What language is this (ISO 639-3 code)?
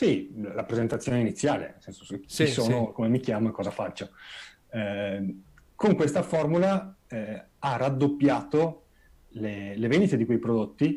ita